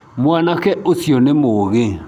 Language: Kikuyu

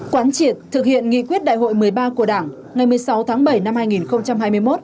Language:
Vietnamese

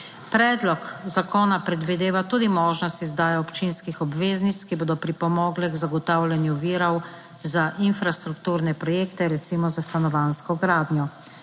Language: Slovenian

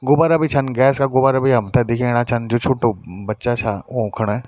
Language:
Garhwali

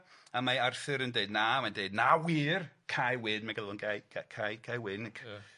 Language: Welsh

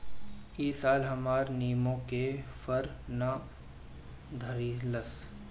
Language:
Bhojpuri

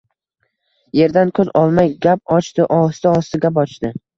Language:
Uzbek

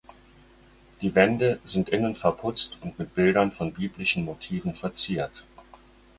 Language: German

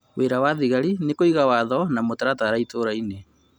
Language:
Kikuyu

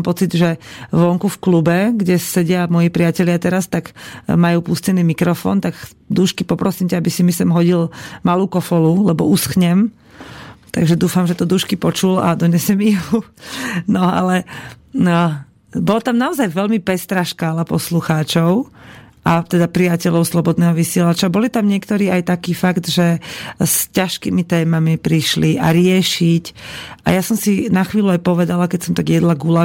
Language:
Slovak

